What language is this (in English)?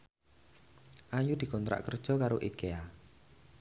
Javanese